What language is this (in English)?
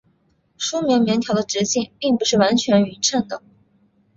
Chinese